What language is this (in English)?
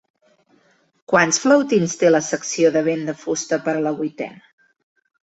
Catalan